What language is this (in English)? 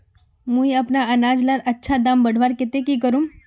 Magahi